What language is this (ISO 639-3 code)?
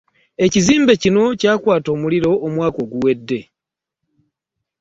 lug